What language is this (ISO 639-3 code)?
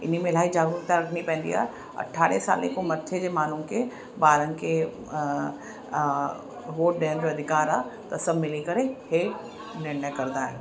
snd